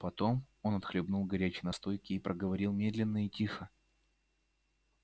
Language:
Russian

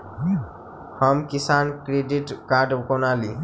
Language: Maithili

